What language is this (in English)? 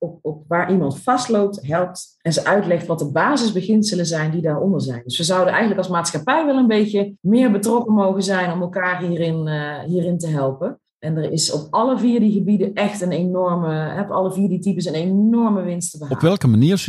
Dutch